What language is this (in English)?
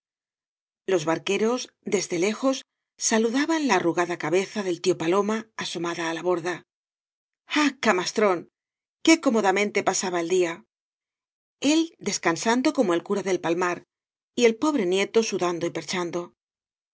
Spanish